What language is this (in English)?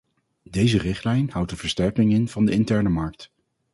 Dutch